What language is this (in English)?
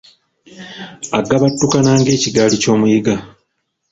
Ganda